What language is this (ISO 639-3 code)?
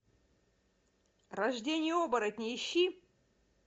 rus